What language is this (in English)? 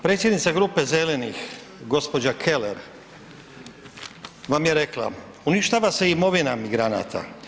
Croatian